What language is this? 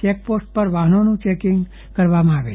Gujarati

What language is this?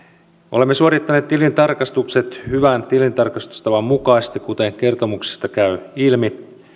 Finnish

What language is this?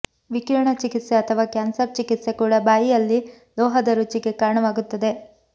Kannada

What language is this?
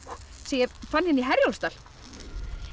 Icelandic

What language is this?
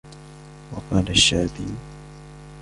Arabic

